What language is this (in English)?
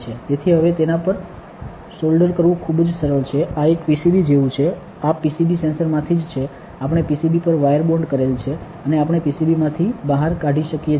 Gujarati